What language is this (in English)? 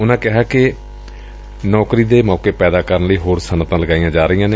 Punjabi